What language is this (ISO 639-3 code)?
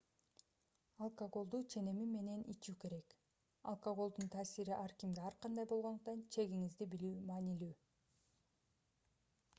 kir